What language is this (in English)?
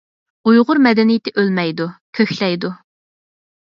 Uyghur